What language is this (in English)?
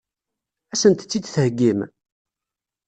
Kabyle